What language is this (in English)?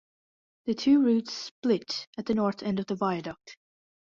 English